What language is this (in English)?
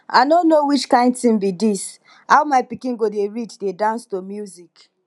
Nigerian Pidgin